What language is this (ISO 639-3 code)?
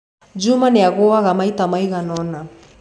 kik